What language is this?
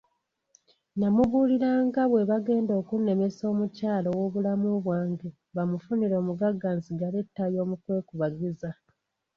Ganda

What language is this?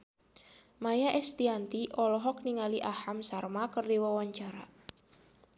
Sundanese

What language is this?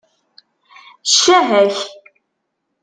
Kabyle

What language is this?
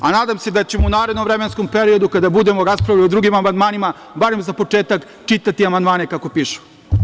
Serbian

